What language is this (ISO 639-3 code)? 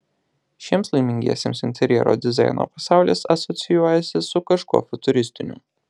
lit